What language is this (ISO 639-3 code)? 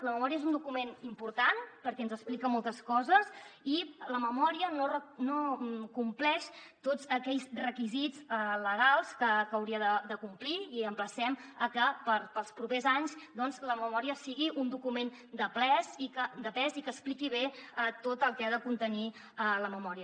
cat